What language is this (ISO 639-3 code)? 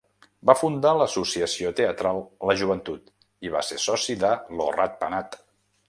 cat